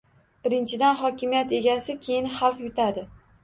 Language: Uzbek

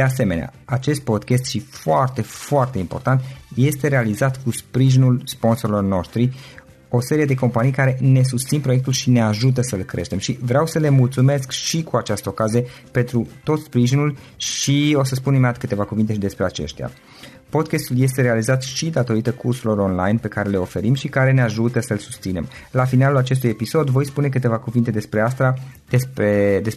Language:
Romanian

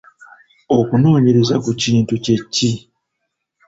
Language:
Ganda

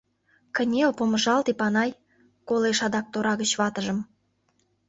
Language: Mari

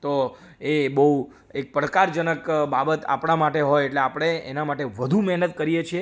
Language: Gujarati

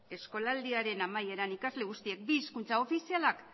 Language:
Basque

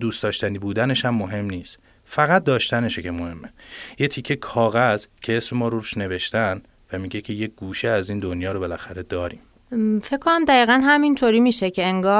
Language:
Persian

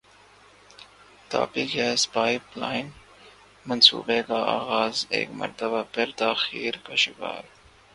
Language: Urdu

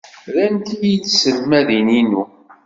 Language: Kabyle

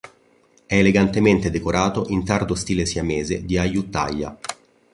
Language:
Italian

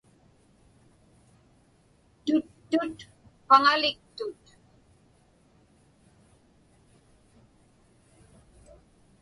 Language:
Inupiaq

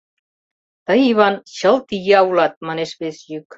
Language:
Mari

